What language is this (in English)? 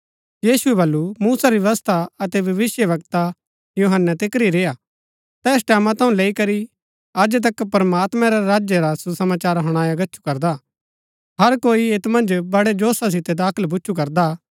Gaddi